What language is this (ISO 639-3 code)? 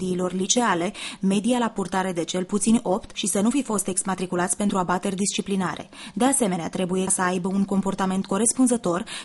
ron